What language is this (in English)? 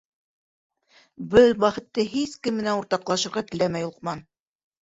Bashkir